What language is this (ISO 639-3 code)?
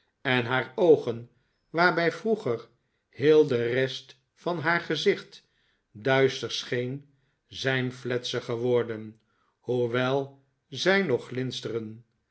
nld